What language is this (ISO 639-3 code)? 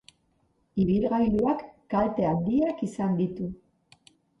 eus